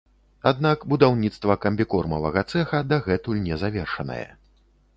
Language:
Belarusian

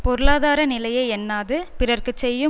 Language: Tamil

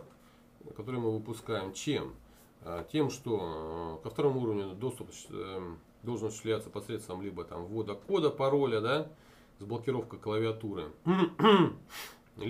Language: Russian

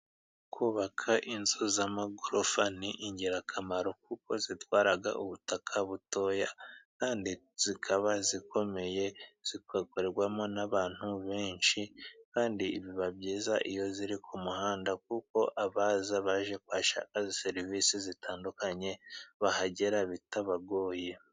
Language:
Kinyarwanda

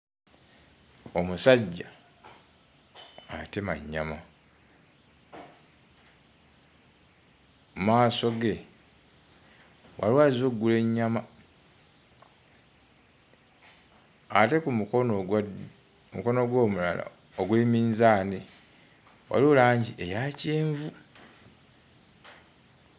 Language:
Ganda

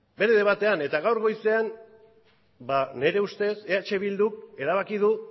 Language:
Basque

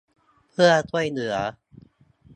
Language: Thai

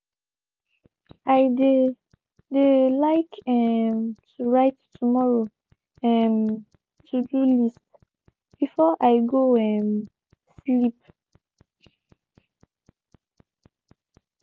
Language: Nigerian Pidgin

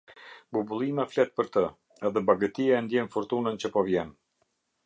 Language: Albanian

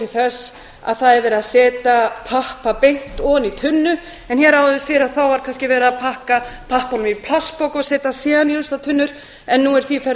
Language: Icelandic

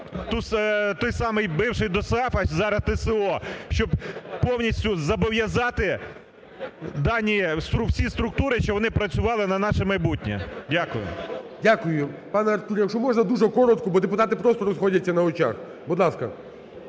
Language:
Ukrainian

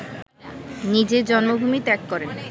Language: Bangla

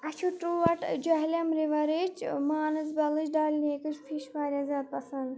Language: Kashmiri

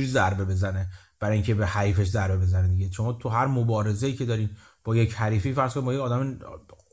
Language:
Persian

